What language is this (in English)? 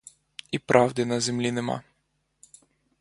Ukrainian